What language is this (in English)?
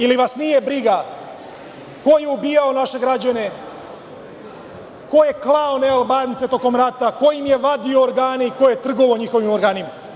Serbian